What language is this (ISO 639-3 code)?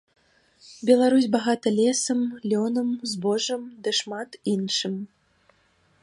bel